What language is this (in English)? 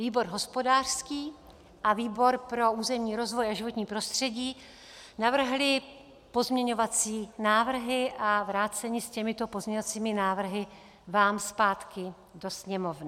Czech